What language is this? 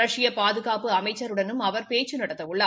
Tamil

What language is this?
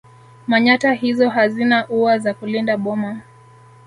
Swahili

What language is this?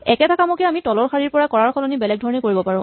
Assamese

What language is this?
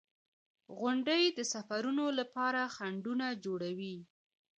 Pashto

